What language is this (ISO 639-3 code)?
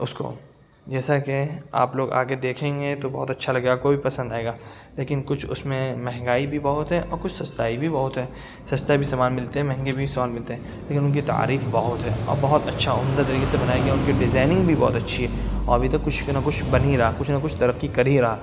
urd